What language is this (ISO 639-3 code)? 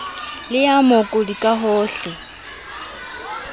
sot